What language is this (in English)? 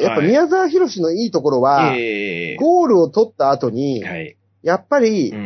Japanese